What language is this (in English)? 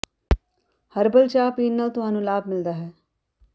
Punjabi